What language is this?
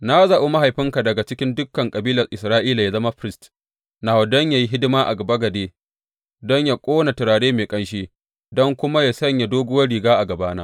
Hausa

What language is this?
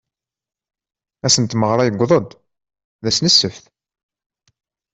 Kabyle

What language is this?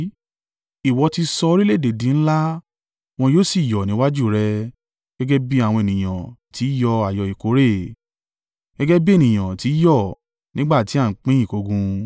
Yoruba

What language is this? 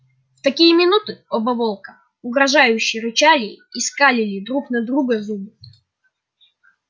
Russian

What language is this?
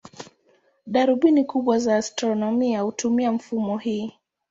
Swahili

